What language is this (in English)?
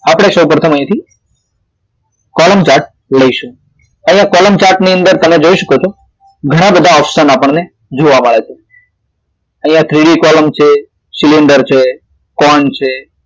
Gujarati